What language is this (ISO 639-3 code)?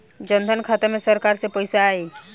bho